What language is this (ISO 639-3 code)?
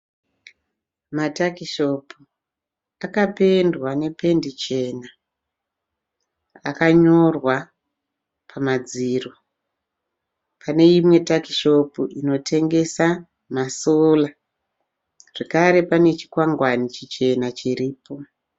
sna